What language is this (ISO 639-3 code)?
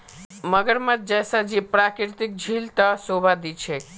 mag